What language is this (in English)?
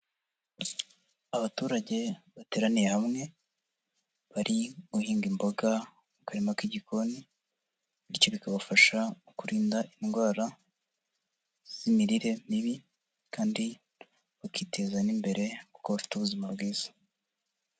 Kinyarwanda